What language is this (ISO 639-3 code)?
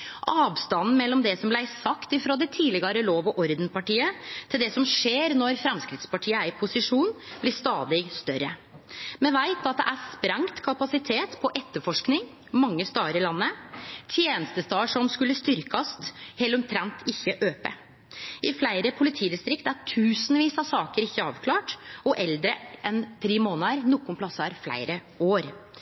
nno